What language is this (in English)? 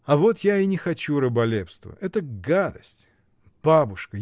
Russian